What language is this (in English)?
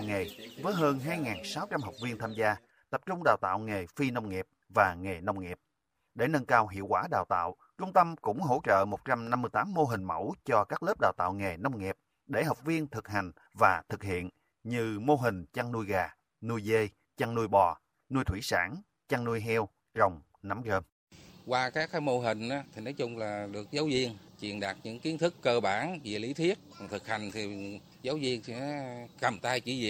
Vietnamese